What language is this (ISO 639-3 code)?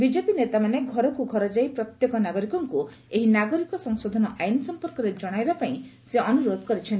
ori